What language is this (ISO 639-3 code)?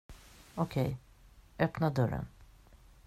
swe